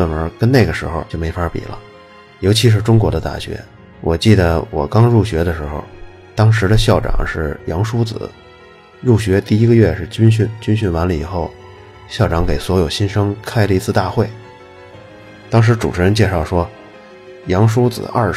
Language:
Chinese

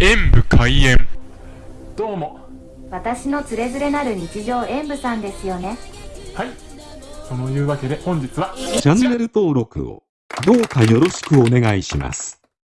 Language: Japanese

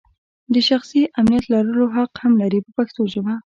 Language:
Pashto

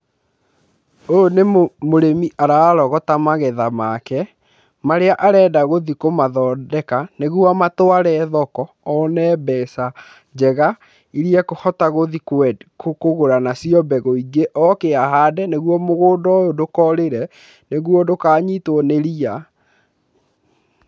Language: Kikuyu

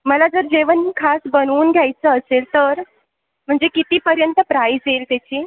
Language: Marathi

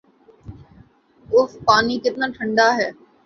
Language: Urdu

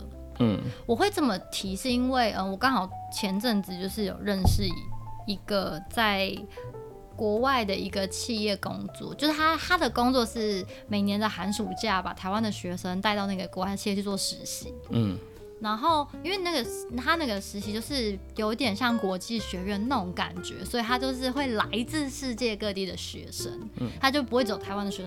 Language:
Chinese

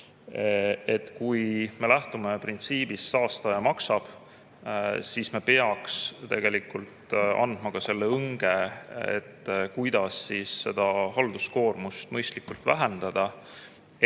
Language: Estonian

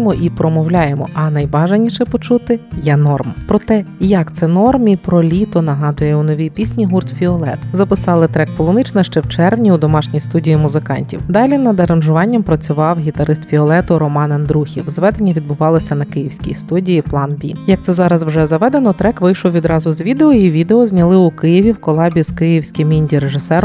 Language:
Ukrainian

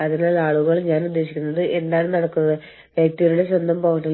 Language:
Malayalam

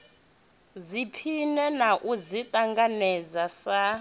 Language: Venda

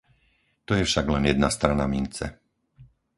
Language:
Slovak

